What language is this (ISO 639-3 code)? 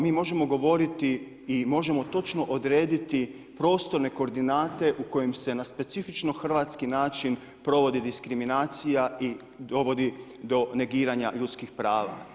hrv